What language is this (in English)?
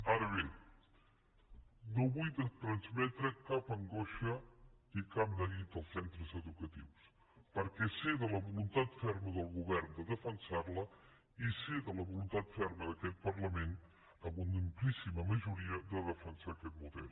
Catalan